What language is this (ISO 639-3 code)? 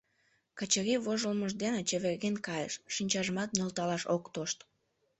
chm